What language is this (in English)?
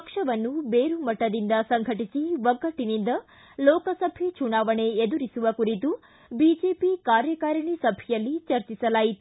Kannada